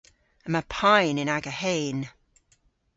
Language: Cornish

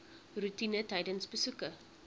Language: Afrikaans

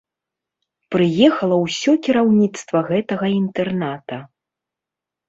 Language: Belarusian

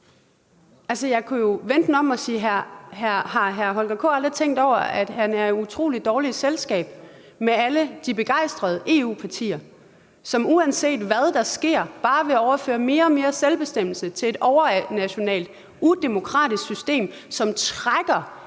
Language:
Danish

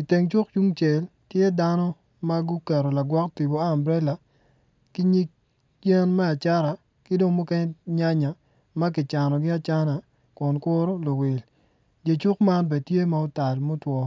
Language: Acoli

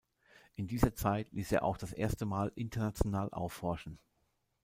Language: German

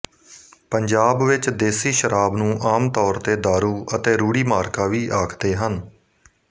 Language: Punjabi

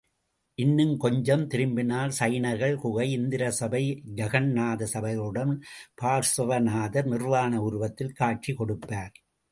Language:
Tamil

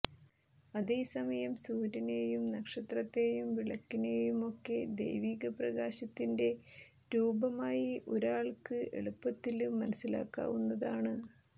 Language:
Malayalam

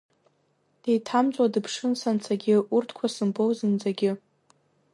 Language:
Abkhazian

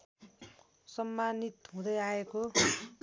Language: Nepali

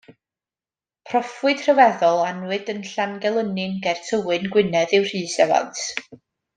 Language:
Welsh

